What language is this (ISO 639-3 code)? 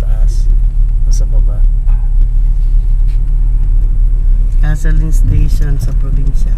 fil